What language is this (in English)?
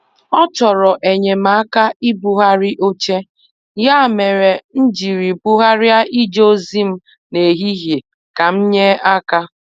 Igbo